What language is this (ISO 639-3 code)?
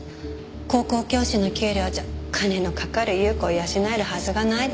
jpn